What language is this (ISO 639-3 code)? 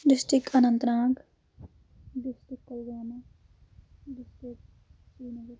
kas